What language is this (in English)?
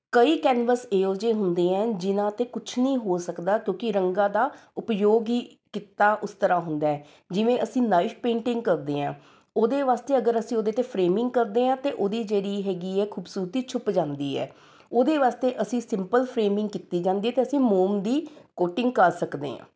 Punjabi